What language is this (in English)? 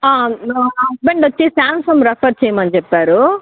Telugu